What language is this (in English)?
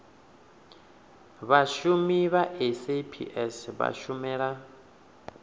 Venda